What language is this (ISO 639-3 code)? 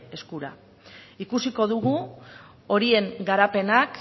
eus